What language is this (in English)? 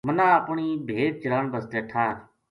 Gujari